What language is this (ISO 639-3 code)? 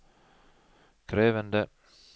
nor